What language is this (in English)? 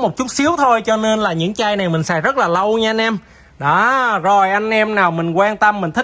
Vietnamese